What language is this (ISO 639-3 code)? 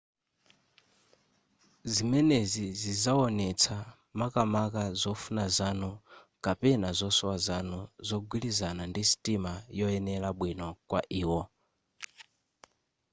nya